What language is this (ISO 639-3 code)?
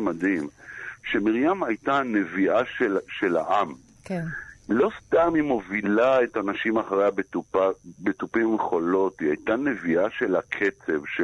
heb